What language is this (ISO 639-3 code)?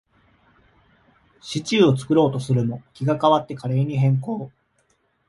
jpn